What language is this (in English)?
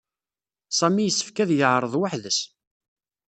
Kabyle